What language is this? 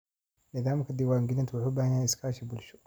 Somali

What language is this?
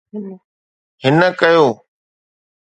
Sindhi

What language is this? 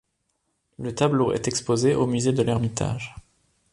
French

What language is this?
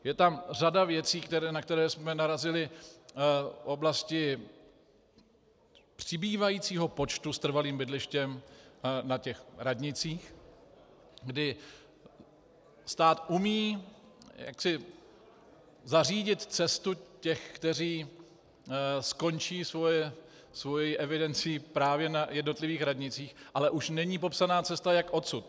Czech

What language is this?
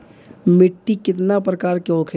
Bhojpuri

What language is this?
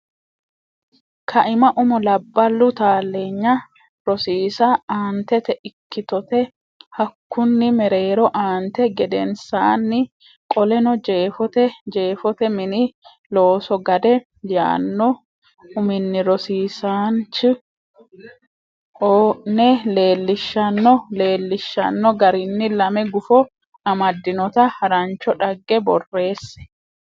Sidamo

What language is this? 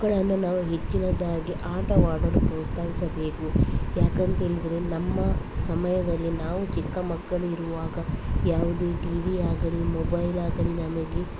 Kannada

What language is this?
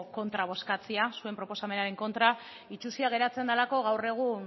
Basque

